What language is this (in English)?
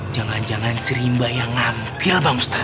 Indonesian